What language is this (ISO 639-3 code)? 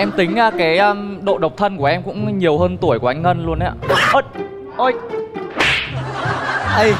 vie